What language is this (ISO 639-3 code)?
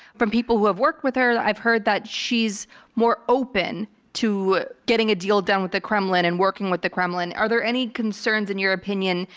eng